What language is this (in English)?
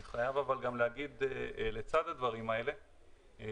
Hebrew